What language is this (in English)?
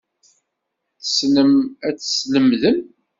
Kabyle